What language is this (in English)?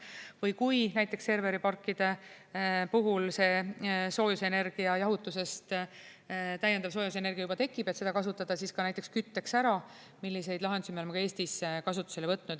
Estonian